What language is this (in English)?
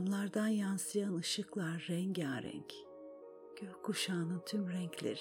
Turkish